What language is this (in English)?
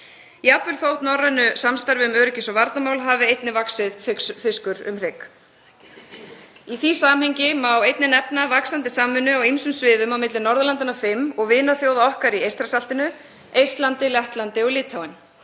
Icelandic